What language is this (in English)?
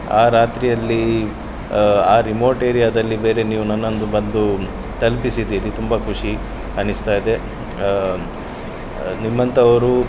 Kannada